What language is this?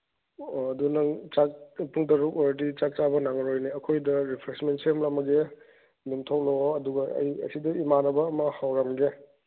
Manipuri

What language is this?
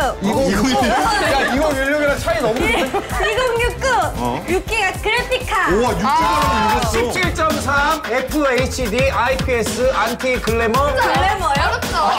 Korean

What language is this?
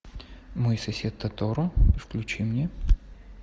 Russian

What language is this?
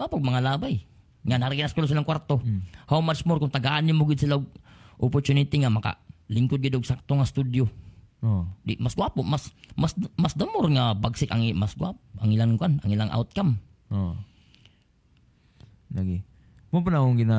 Filipino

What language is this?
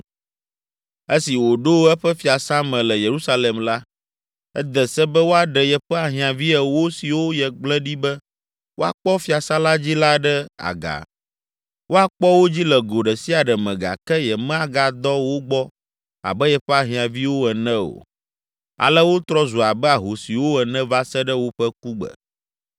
Ewe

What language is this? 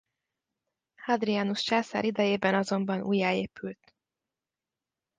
Hungarian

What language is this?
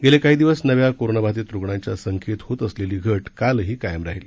Marathi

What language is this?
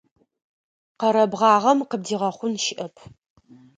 Adyghe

